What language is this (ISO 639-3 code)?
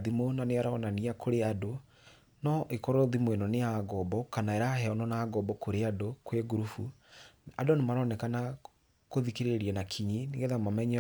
kik